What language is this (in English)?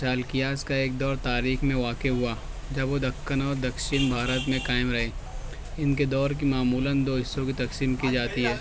Urdu